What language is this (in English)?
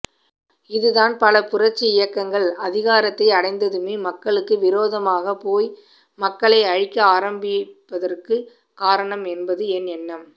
Tamil